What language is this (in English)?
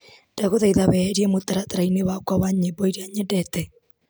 Kikuyu